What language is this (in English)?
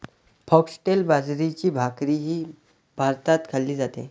Marathi